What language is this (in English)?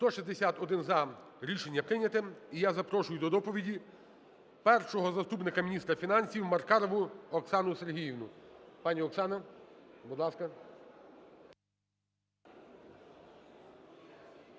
Ukrainian